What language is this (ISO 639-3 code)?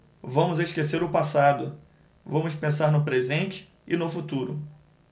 por